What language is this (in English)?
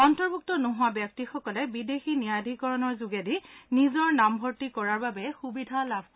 Assamese